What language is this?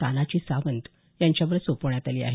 Marathi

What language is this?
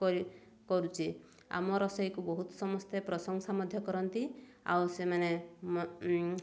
Odia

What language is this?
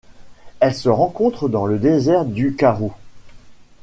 French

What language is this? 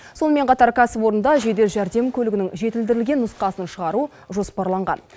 Kazakh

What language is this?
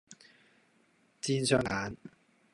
Cantonese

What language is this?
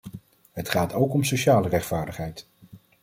Dutch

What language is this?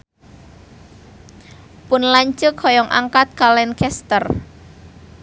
Sundanese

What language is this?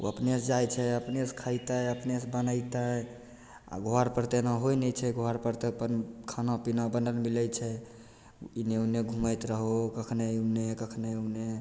Maithili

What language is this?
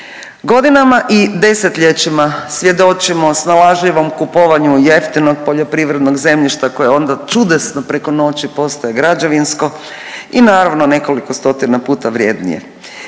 Croatian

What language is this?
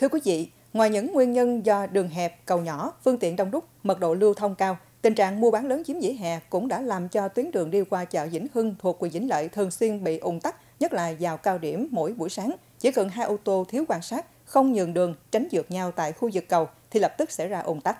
Vietnamese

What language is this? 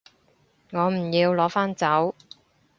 Cantonese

